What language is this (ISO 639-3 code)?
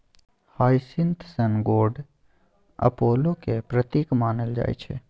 mai